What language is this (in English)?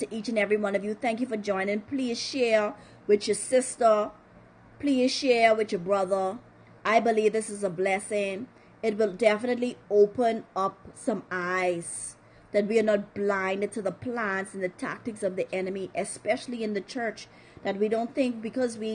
English